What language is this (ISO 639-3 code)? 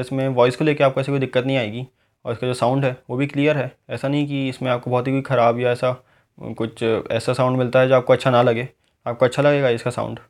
hin